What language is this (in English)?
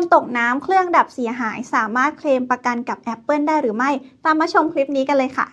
Thai